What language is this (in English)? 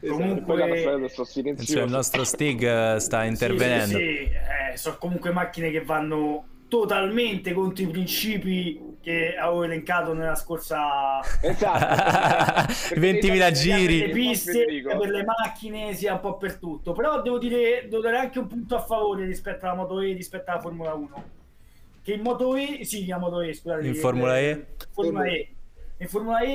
Italian